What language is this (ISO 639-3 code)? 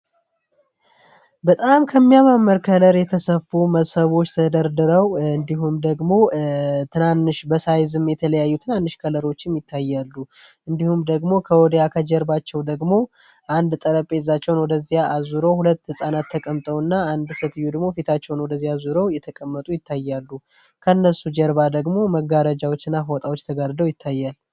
amh